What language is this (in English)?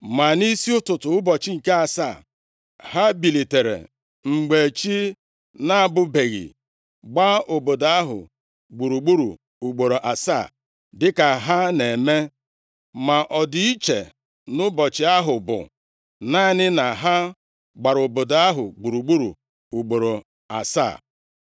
Igbo